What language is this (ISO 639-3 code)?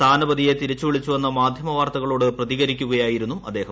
mal